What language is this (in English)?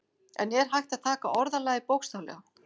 Icelandic